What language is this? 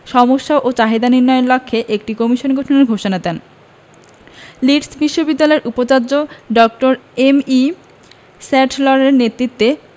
Bangla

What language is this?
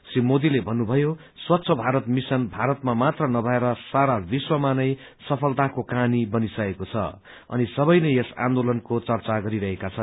Nepali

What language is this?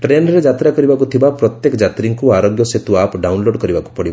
Odia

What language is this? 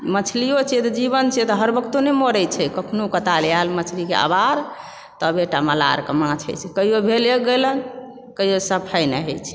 Maithili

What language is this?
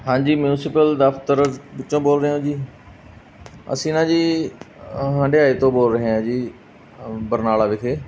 Punjabi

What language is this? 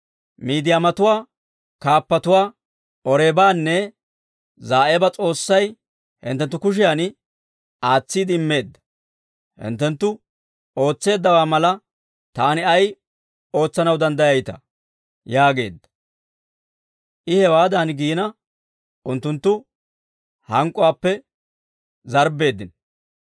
Dawro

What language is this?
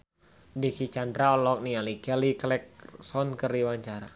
Sundanese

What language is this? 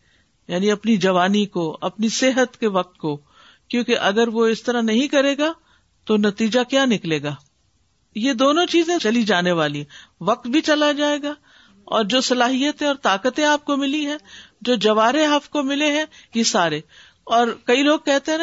Urdu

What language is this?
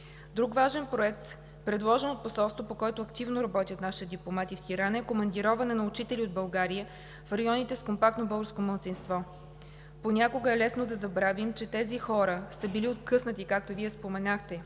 Bulgarian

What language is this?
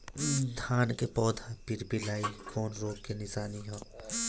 Bhojpuri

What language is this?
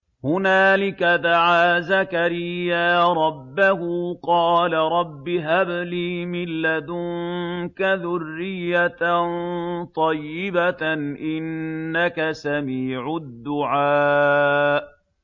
Arabic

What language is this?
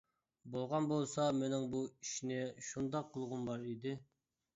Uyghur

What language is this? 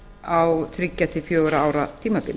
Icelandic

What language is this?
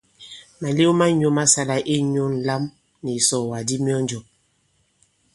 Bankon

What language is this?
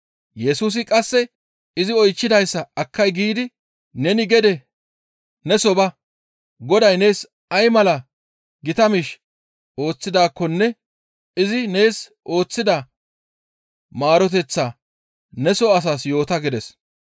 Gamo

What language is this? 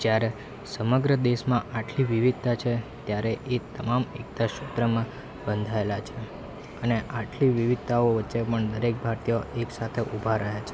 Gujarati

